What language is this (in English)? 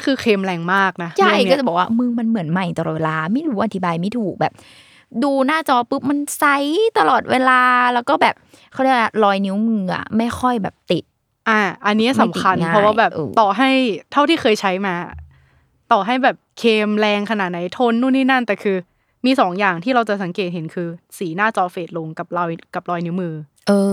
Thai